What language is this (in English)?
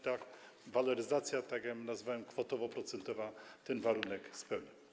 Polish